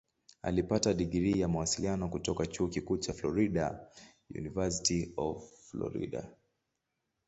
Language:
Swahili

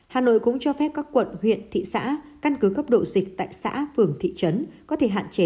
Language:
Vietnamese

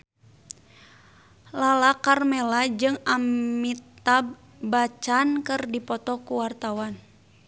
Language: Sundanese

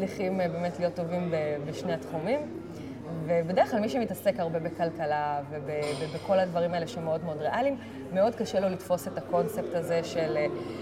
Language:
Hebrew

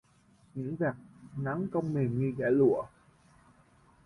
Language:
Vietnamese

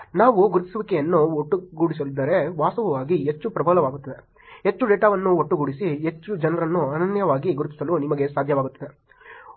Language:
Kannada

